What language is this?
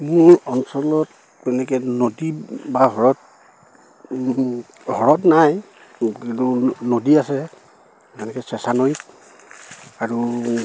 Assamese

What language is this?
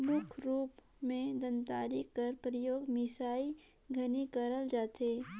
Chhattisgarhi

